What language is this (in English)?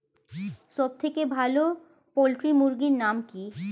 Bangla